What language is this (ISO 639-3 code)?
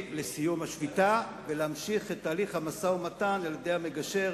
heb